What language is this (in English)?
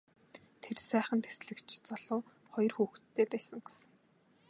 Mongolian